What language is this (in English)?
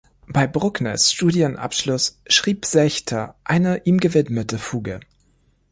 German